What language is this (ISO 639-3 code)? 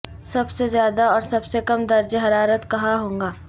urd